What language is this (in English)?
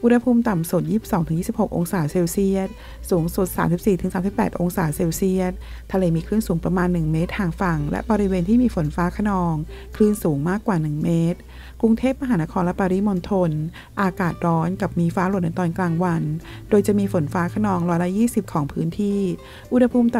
Thai